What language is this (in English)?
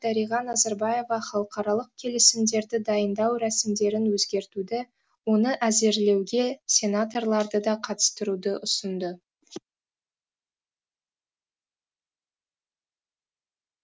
Kazakh